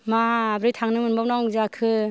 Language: Bodo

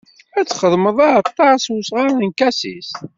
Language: Kabyle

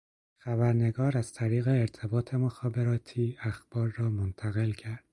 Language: Persian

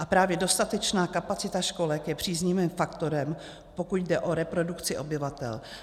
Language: Czech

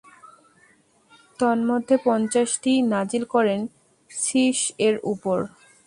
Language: Bangla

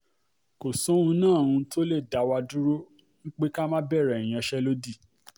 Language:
Yoruba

